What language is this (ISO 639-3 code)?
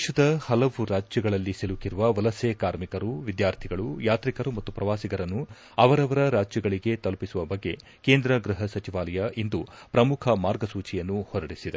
kan